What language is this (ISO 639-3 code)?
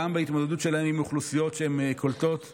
heb